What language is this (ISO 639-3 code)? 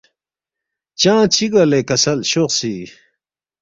bft